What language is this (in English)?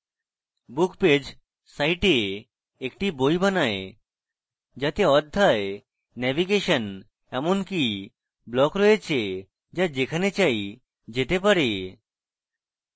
Bangla